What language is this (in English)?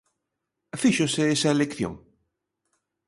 Galician